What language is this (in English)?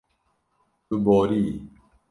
Kurdish